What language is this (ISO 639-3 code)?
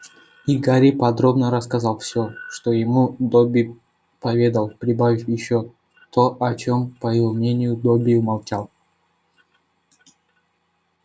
rus